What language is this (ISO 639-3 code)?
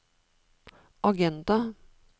nor